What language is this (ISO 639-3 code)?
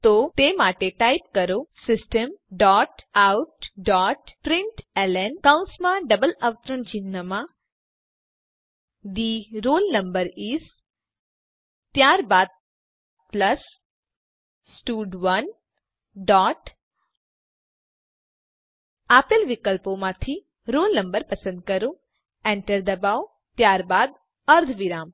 guj